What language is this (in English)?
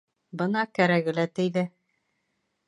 Bashkir